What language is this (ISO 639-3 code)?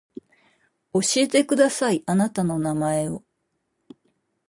jpn